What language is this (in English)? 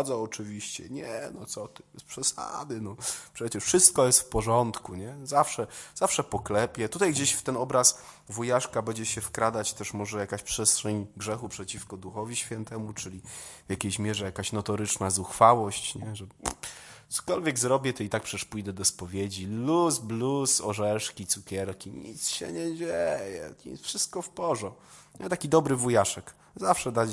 Polish